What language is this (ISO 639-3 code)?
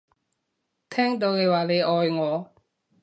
yue